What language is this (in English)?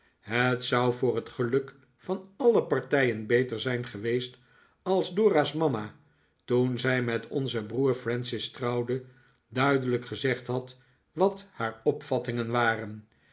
Dutch